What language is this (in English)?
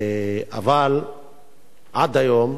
Hebrew